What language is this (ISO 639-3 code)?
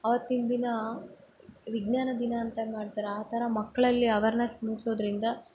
kan